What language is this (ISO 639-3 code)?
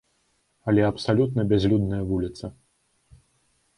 bel